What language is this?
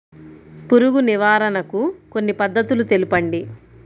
Telugu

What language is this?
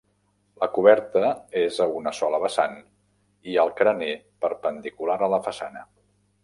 Catalan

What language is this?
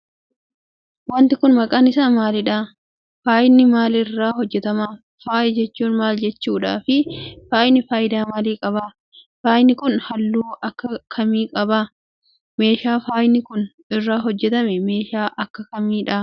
Oromo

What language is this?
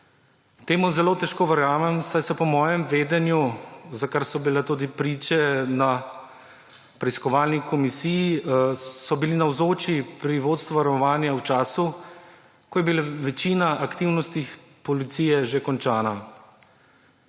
Slovenian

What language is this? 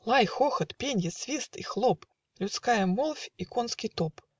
Russian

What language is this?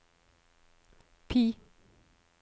Norwegian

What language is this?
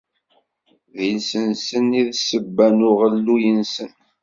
Kabyle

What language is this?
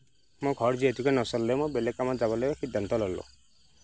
Assamese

